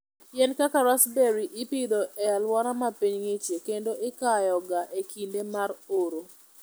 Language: Luo (Kenya and Tanzania)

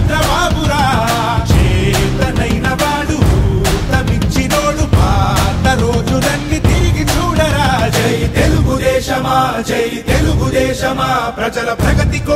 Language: Arabic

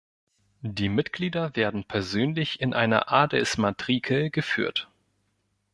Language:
German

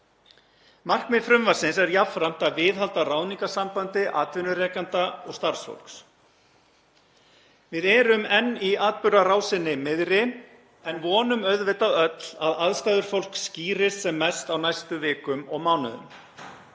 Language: Icelandic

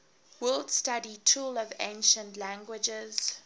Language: English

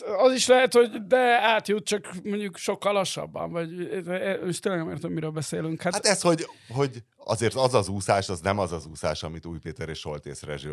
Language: Hungarian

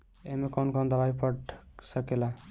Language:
Bhojpuri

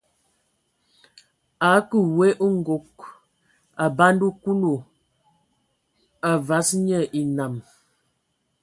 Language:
Ewondo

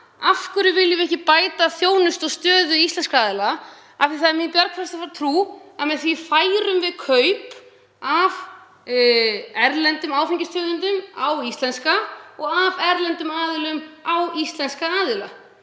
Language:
Icelandic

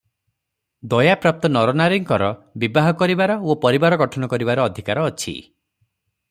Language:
Odia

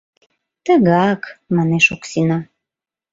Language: Mari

